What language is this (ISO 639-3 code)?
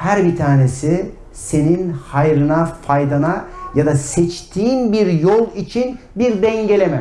tur